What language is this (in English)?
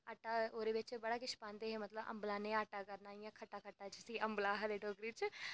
Dogri